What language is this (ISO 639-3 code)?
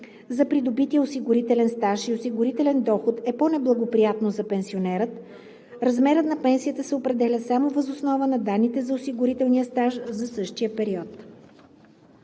bul